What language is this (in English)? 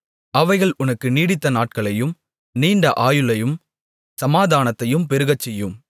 Tamil